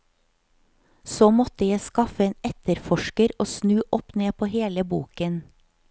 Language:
Norwegian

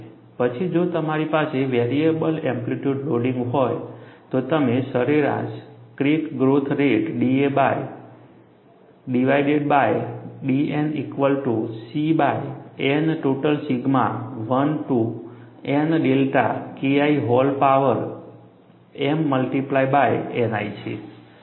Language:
Gujarati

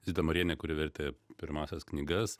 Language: Lithuanian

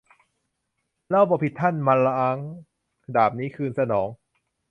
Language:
Thai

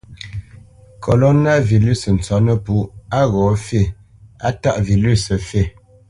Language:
Bamenyam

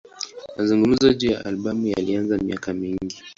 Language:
Swahili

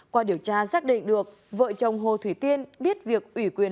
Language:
Vietnamese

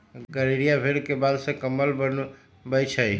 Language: Magahi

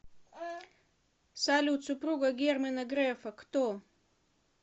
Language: Russian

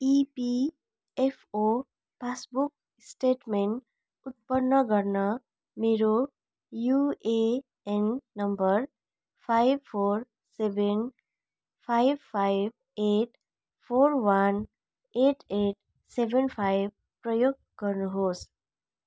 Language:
Nepali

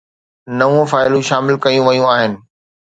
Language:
Sindhi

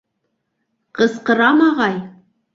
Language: Bashkir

